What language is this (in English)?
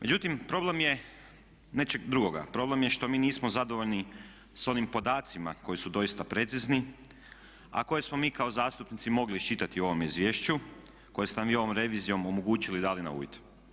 Croatian